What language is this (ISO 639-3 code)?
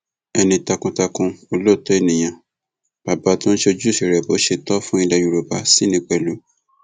yor